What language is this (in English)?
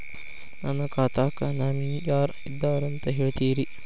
Kannada